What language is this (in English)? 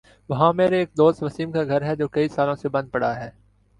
Urdu